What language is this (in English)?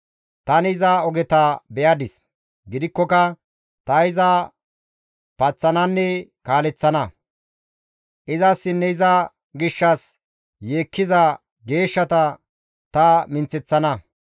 Gamo